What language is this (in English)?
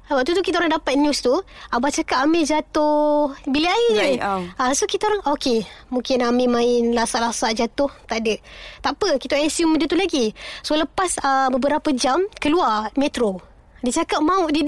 Malay